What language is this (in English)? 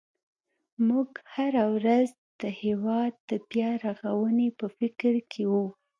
Pashto